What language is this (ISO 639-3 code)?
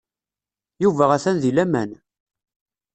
kab